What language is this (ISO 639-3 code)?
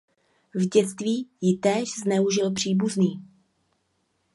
ces